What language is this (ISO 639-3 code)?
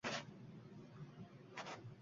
uzb